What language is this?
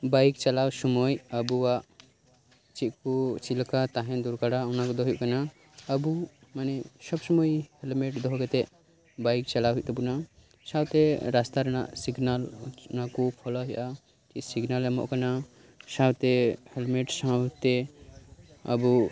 Santali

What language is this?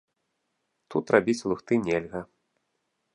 Belarusian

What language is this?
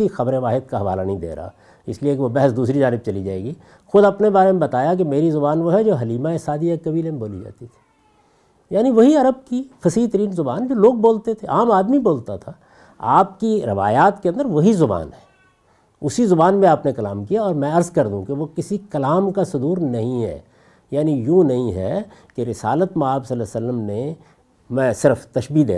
Urdu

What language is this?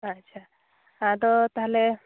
Santali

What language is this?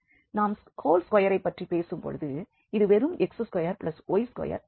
Tamil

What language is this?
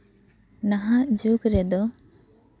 Santali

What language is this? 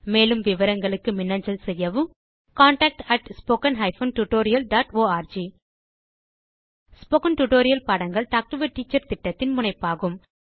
Tamil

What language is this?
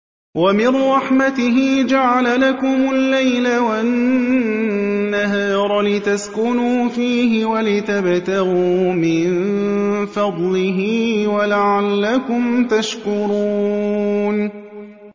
Arabic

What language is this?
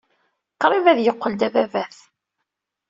Kabyle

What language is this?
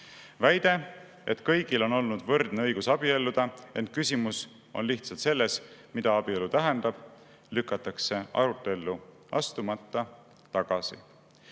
Estonian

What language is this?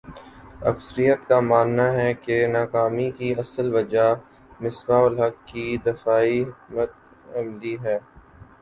Urdu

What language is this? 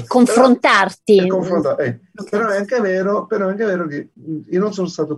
Italian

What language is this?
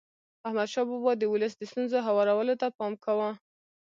Pashto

